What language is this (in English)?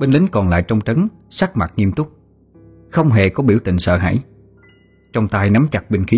Vietnamese